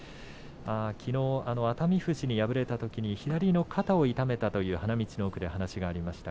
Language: Japanese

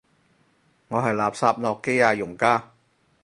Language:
Cantonese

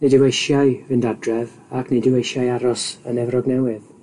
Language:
Welsh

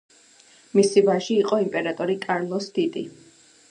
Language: Georgian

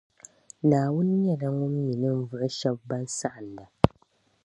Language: Dagbani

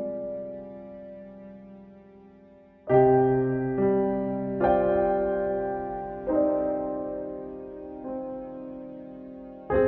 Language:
Indonesian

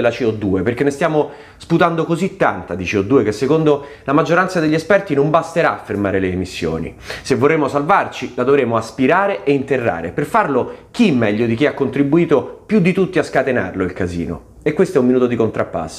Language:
Italian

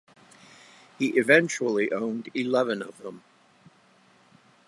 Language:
English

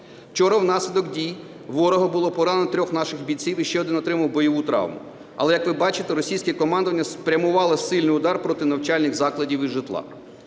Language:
Ukrainian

